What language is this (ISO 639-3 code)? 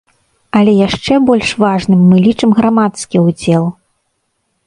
bel